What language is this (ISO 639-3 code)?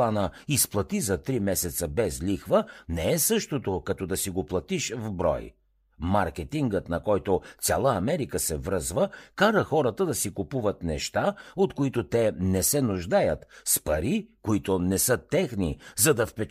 bul